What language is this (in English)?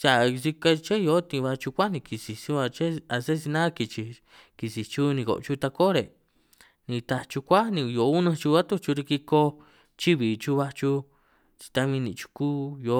San Martín Itunyoso Triqui